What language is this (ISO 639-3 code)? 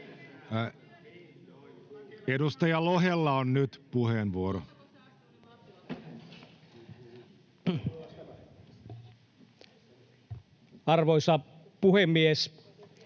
fin